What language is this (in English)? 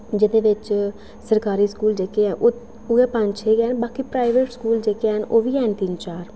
Dogri